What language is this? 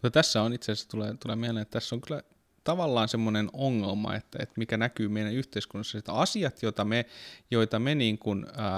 Finnish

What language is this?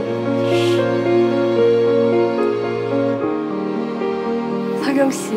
Korean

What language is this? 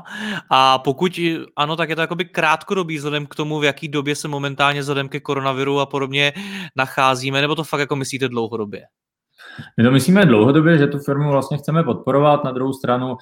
Czech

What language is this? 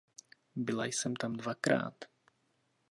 Czech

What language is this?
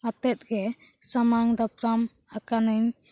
Santali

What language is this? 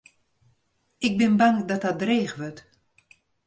Western Frisian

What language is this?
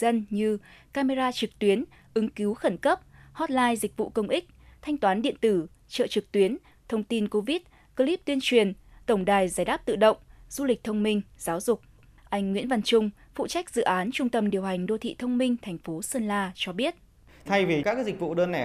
Vietnamese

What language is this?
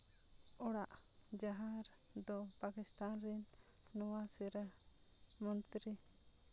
Santali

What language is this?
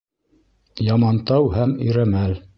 Bashkir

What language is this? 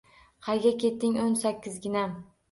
Uzbek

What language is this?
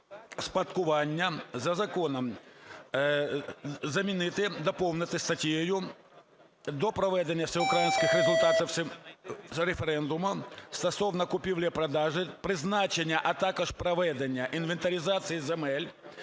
Ukrainian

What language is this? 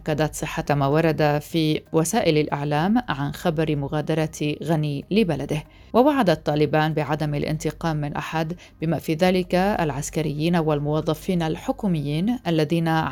Arabic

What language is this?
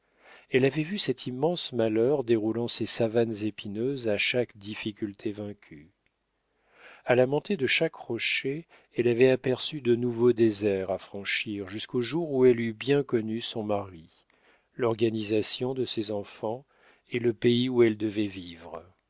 French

